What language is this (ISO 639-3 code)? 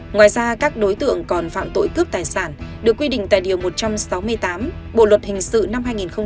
vie